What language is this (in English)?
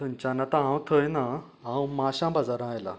Konkani